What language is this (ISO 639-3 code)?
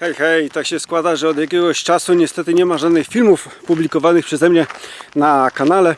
pol